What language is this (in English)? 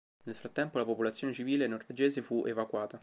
Italian